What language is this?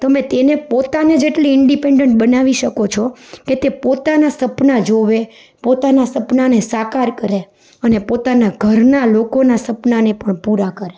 Gujarati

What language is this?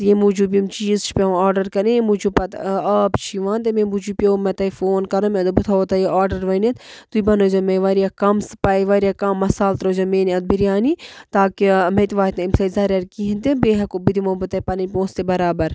Kashmiri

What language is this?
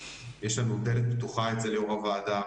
Hebrew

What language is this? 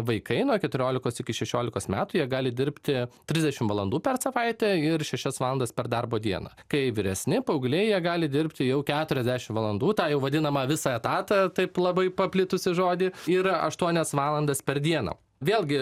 Lithuanian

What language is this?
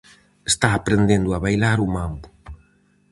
Galician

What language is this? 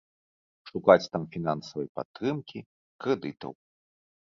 Belarusian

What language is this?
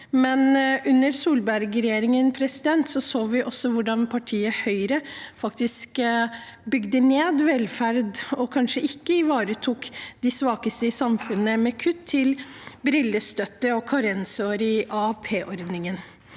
Norwegian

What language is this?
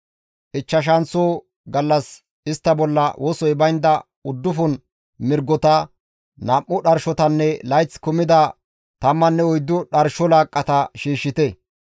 Gamo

